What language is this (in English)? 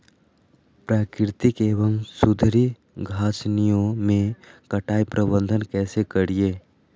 Magahi